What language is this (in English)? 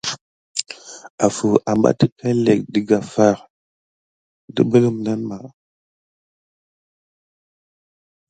Gidar